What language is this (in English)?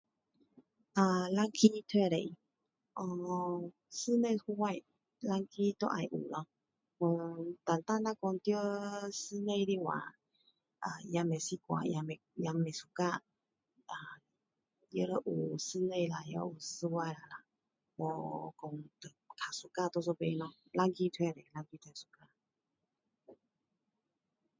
Min Dong Chinese